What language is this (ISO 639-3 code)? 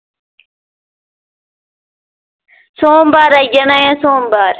doi